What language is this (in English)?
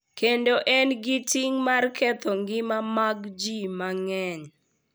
Luo (Kenya and Tanzania)